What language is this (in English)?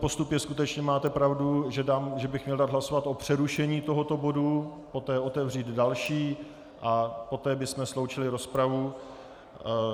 Czech